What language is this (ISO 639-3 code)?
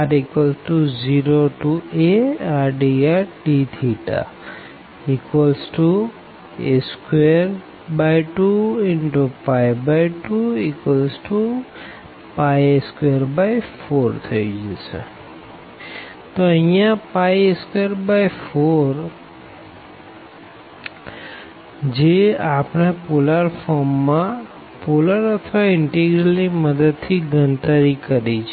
guj